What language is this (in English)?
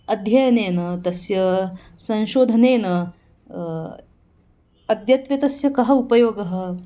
Sanskrit